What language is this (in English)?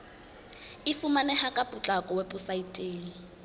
Southern Sotho